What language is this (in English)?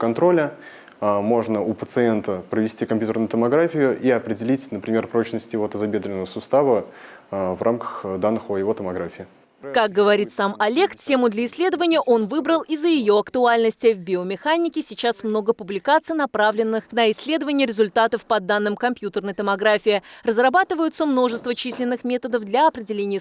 Russian